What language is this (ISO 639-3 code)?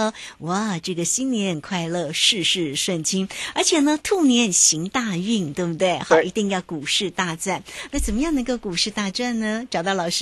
zho